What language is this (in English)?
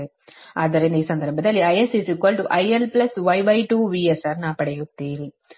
Kannada